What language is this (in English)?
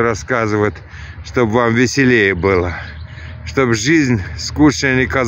Russian